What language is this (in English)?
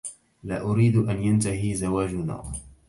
Arabic